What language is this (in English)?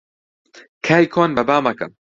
Central Kurdish